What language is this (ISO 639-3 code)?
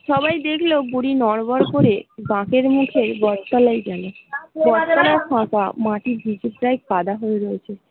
ben